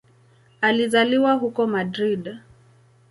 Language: Swahili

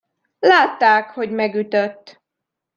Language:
Hungarian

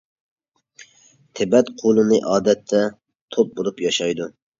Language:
Uyghur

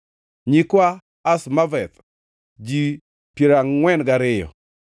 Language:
Luo (Kenya and Tanzania)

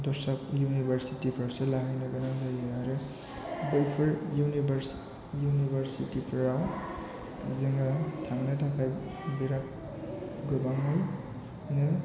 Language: Bodo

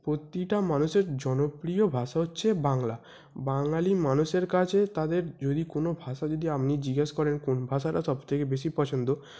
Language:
Bangla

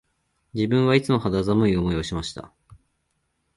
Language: Japanese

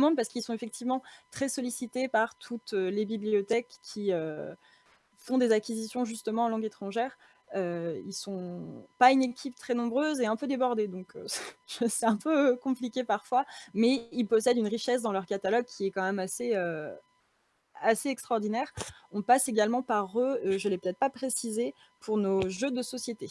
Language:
French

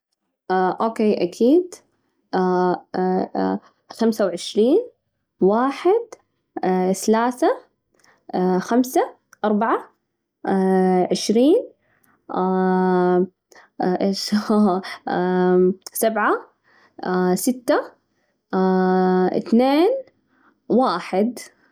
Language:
Najdi Arabic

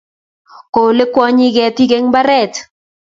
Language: Kalenjin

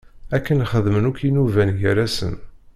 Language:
Kabyle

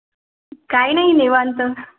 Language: Marathi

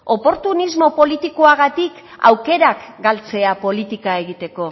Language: Basque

